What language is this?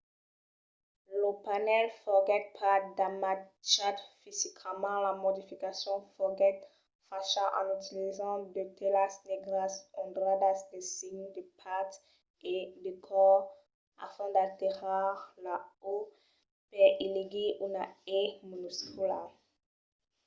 Occitan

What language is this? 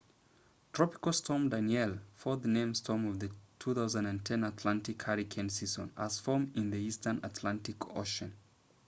English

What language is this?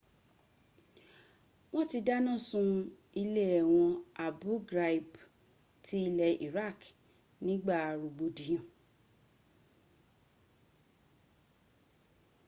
Yoruba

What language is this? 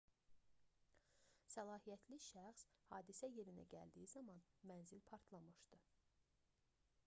Azerbaijani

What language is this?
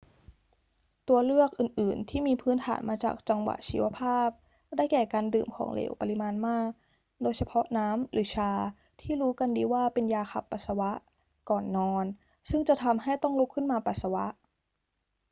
Thai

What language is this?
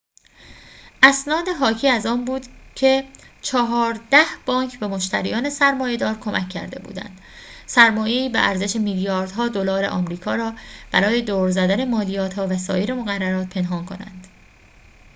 Persian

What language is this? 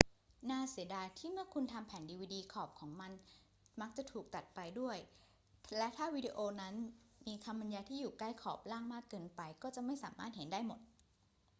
Thai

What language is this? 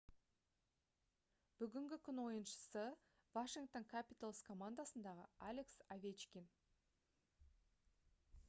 Kazakh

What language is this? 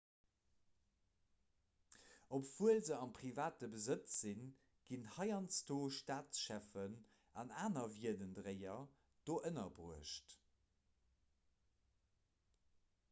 Luxembourgish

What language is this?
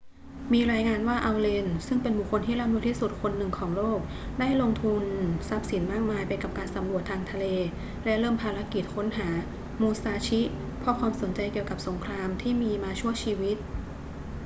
Thai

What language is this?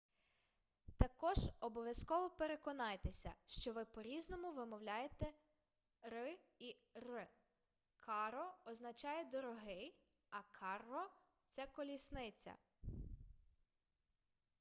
Ukrainian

